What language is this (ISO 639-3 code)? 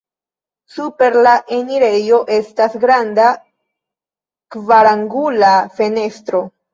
epo